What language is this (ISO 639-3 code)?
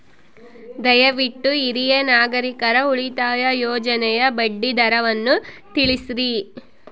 kan